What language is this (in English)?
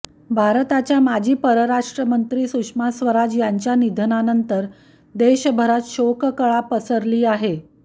Marathi